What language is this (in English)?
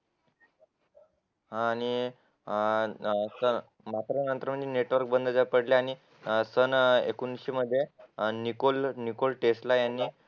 Marathi